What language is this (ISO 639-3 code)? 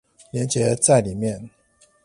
zho